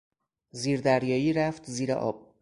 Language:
Persian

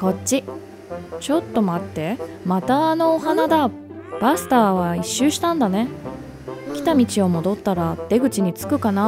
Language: Japanese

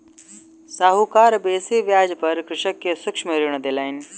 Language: Maithili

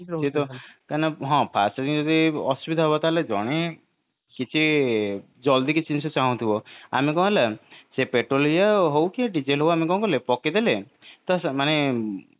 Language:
Odia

